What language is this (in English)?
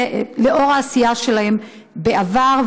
Hebrew